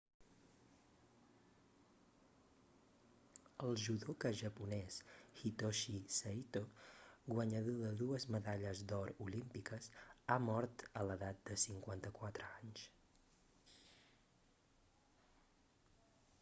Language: Catalan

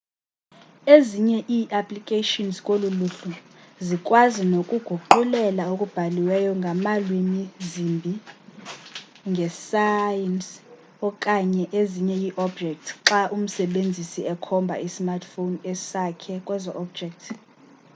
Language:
Xhosa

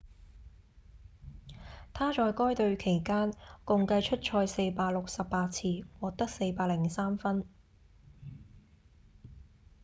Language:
Cantonese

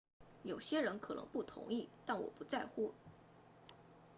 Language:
Chinese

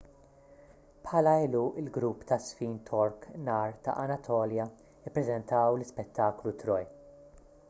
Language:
Maltese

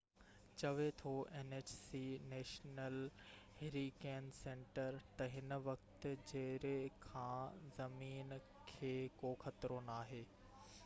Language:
Sindhi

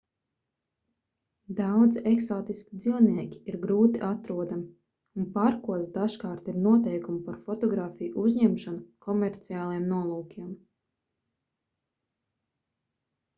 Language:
Latvian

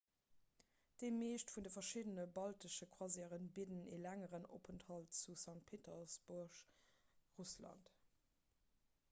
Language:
Luxembourgish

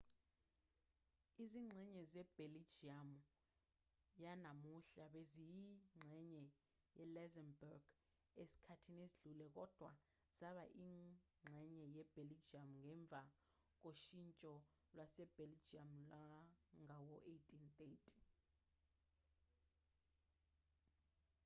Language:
Zulu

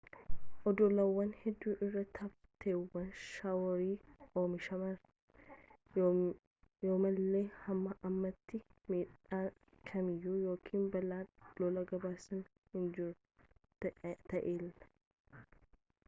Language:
Oromo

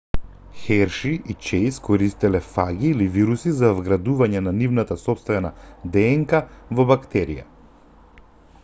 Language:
Macedonian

